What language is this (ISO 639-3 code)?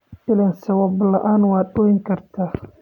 som